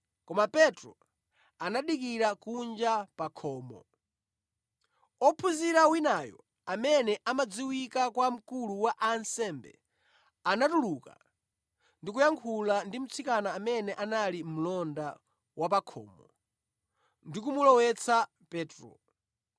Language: Nyanja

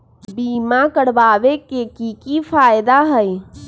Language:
Magahi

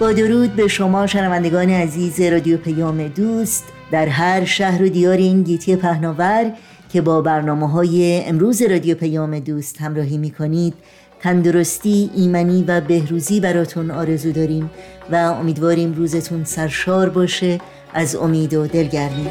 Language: Persian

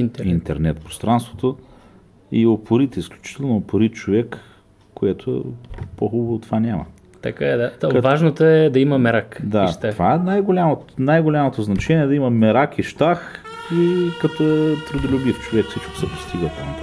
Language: Bulgarian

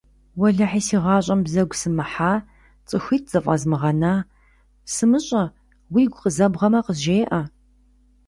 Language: Kabardian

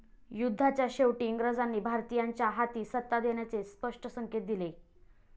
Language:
Marathi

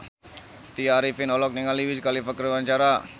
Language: Sundanese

